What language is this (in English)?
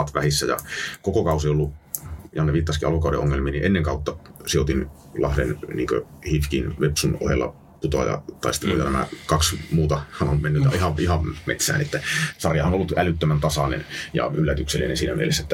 Finnish